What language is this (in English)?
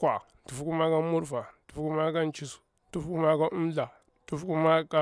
Bura-Pabir